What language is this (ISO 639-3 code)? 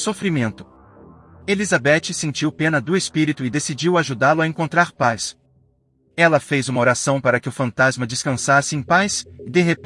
por